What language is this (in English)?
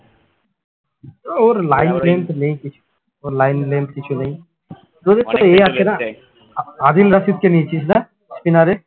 Bangla